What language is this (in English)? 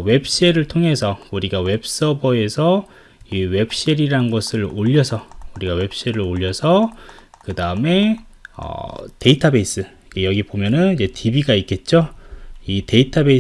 Korean